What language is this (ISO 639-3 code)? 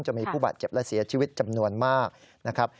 tha